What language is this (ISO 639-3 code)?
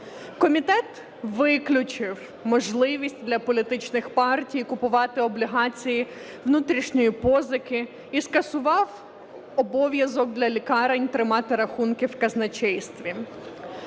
ukr